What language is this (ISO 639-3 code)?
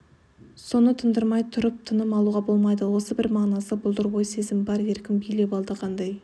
kaz